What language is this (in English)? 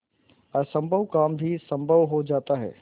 Hindi